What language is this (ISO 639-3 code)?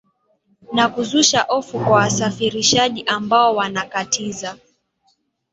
swa